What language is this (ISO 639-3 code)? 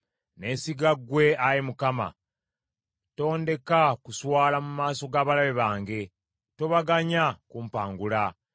lug